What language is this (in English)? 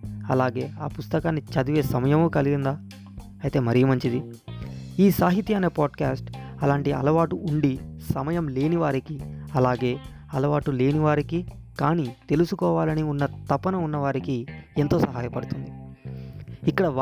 Telugu